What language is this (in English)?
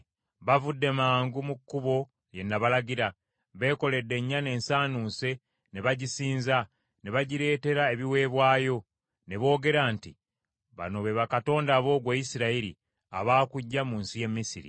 Ganda